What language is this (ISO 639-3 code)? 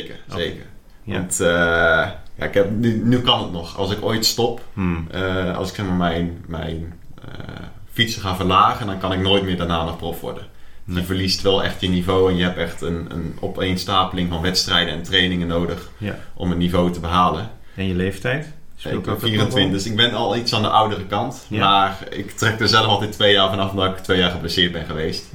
nld